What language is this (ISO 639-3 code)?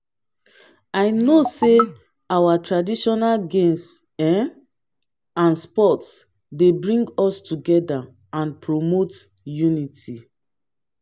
pcm